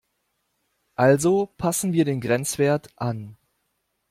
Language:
German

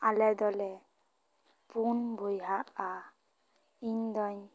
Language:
Santali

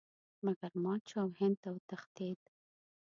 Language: Pashto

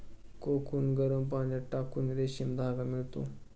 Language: Marathi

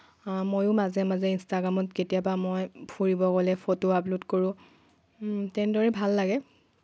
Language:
Assamese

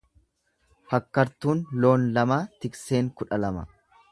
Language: Oromo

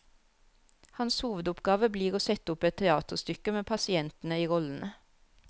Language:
Norwegian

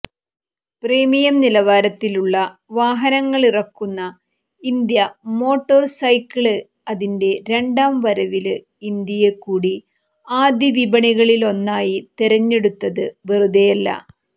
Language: Malayalam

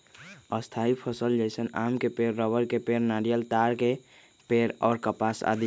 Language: Magahi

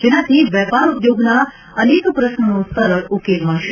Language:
Gujarati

